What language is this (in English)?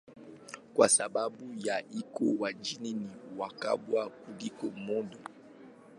Swahili